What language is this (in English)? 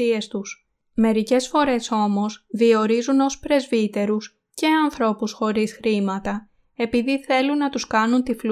Greek